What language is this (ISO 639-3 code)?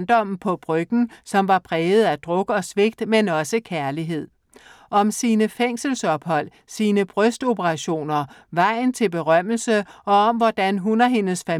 dan